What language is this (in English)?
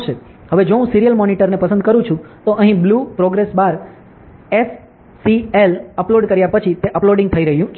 Gujarati